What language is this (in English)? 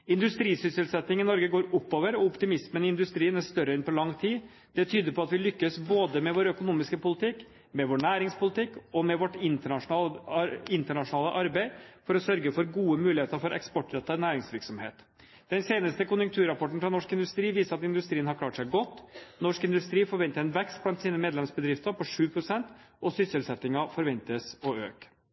Norwegian Bokmål